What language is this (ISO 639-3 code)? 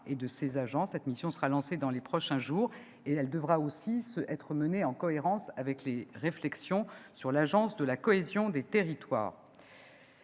fra